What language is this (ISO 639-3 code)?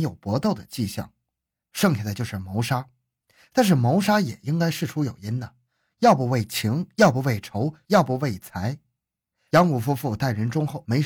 zho